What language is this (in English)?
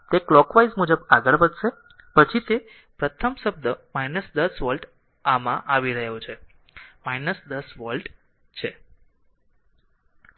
Gujarati